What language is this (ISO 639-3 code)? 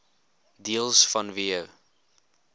afr